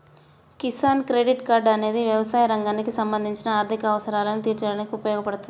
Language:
Telugu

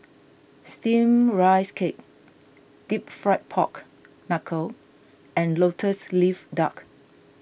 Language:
English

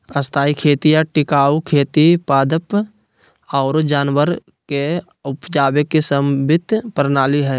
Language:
Magahi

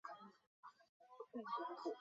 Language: Chinese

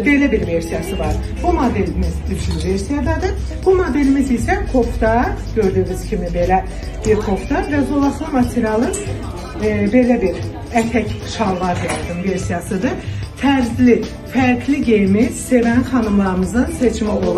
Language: Turkish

